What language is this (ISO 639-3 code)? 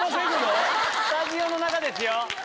jpn